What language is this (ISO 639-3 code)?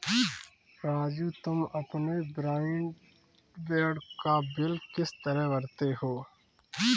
hin